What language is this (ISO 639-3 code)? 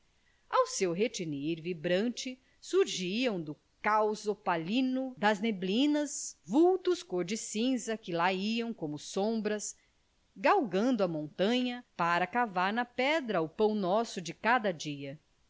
por